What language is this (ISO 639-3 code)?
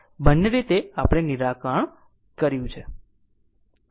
guj